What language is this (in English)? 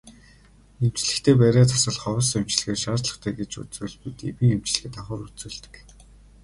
Mongolian